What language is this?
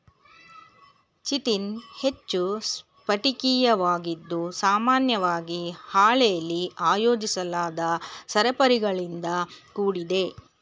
Kannada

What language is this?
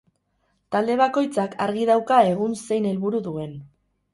Basque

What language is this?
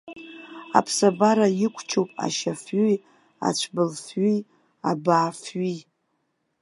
Abkhazian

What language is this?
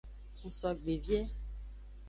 Aja (Benin)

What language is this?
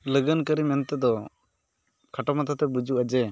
Santali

